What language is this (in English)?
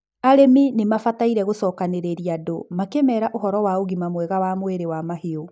Kikuyu